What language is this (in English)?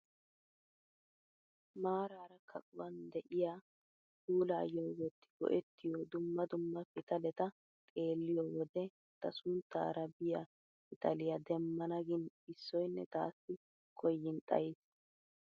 Wolaytta